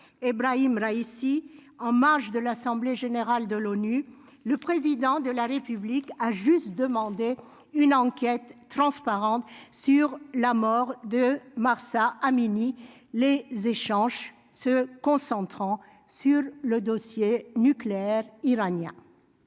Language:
French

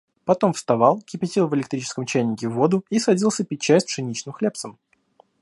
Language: Russian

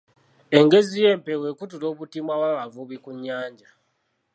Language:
Ganda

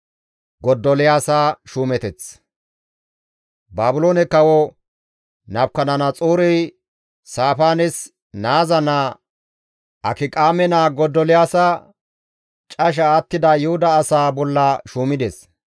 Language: Gamo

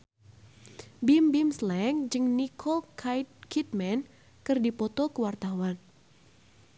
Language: Sundanese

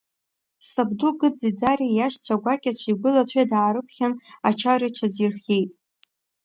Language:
Abkhazian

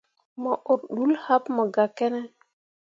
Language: Mundang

